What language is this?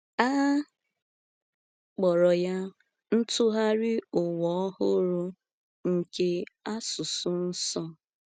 Igbo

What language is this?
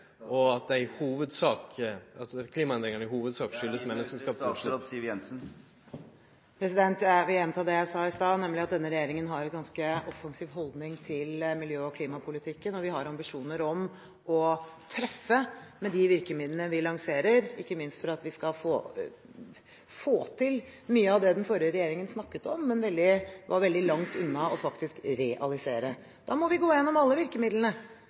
Norwegian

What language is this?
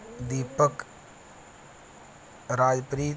Punjabi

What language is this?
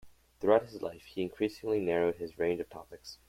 English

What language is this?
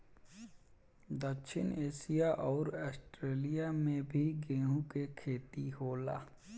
Bhojpuri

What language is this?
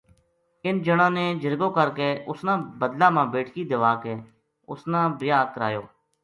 Gujari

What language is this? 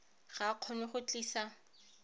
Tswana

